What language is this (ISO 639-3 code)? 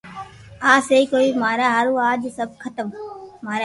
lrk